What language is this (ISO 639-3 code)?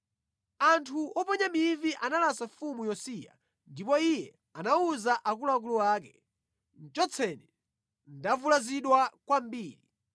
nya